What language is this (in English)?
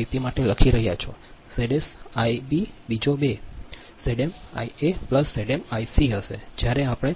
Gujarati